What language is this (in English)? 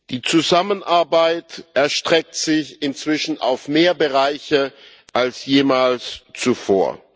German